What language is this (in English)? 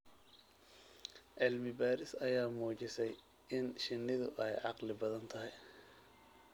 Somali